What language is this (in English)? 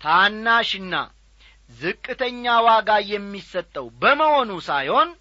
Amharic